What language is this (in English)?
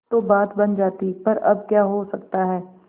Hindi